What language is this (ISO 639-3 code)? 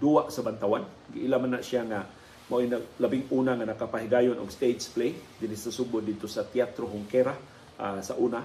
fil